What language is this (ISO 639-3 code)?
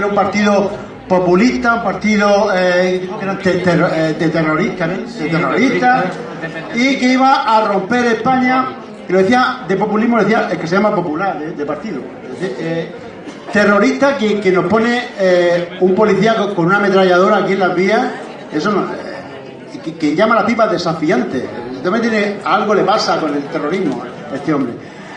spa